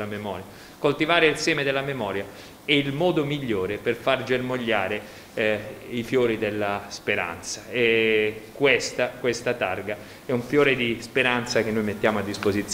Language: Italian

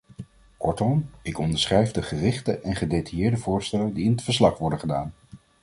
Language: Dutch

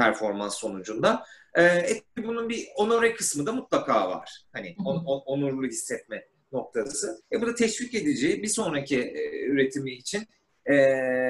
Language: Turkish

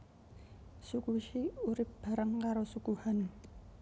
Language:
Javanese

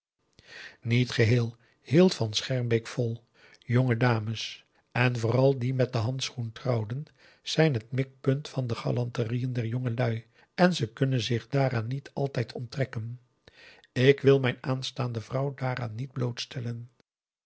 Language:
Dutch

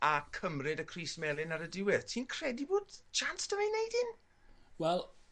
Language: Welsh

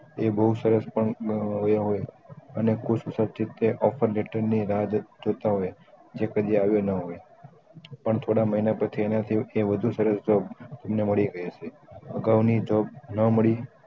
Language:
Gujarati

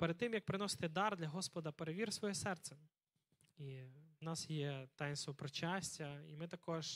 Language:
Ukrainian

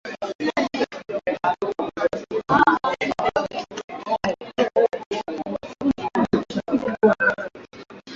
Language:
Swahili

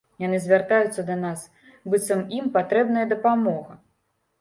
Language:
Belarusian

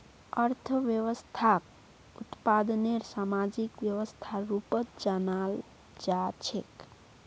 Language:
Magahi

